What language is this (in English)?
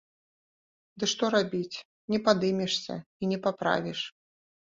Belarusian